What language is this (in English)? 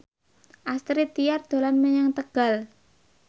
Javanese